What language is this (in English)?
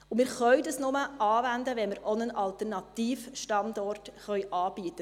Swiss German